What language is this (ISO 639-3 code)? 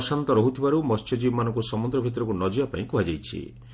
ori